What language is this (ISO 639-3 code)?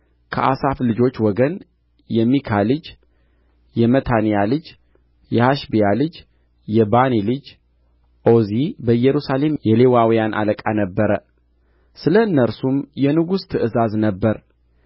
amh